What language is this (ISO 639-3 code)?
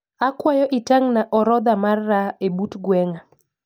luo